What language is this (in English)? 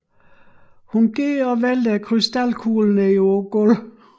Danish